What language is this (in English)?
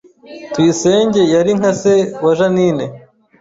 Kinyarwanda